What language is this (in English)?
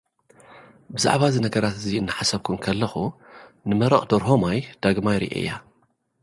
Tigrinya